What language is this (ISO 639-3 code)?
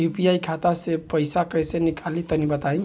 bho